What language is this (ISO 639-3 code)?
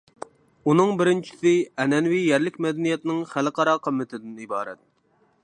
uig